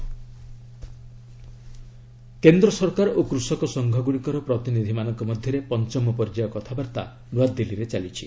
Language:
Odia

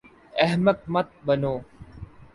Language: Urdu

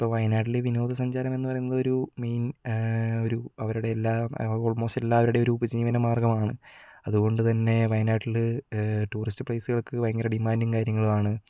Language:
Malayalam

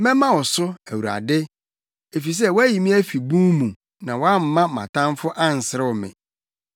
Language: Akan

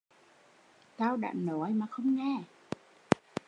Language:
Vietnamese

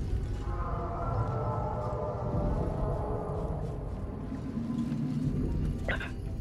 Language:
German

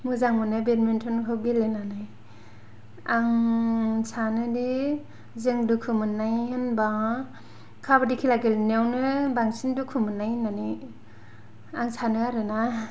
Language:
Bodo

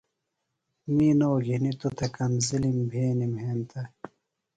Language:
Phalura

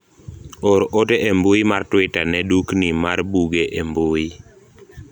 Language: Luo (Kenya and Tanzania)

